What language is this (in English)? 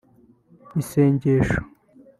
Kinyarwanda